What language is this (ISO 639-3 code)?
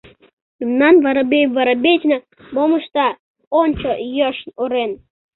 chm